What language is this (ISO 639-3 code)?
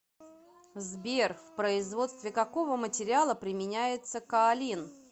rus